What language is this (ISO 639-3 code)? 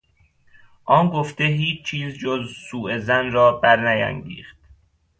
fas